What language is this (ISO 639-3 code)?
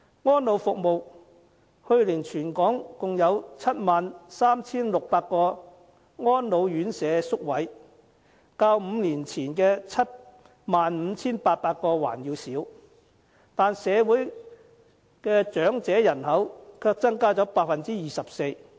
yue